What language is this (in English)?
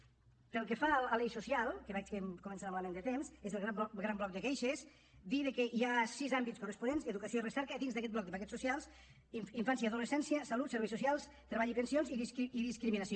Catalan